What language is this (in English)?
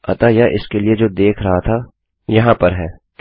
Hindi